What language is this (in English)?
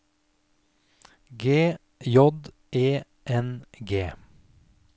Norwegian